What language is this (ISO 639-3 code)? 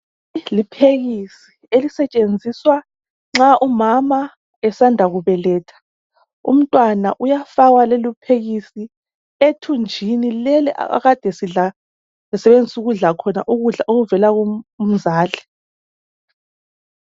nde